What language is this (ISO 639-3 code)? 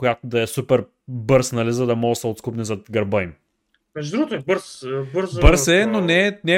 bul